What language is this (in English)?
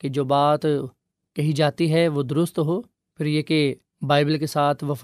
Urdu